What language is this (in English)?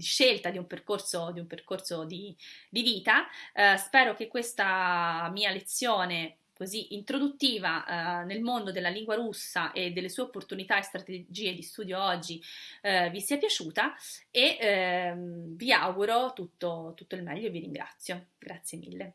Italian